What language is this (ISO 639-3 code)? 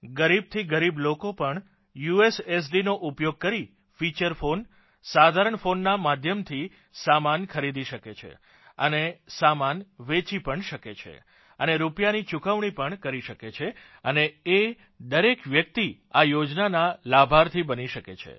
guj